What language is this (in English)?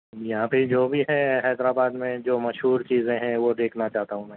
Urdu